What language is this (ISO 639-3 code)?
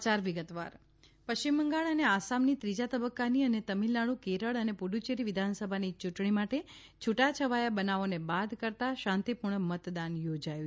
guj